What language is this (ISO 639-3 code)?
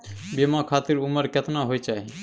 mai